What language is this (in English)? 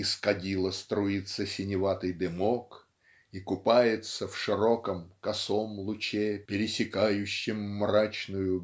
Russian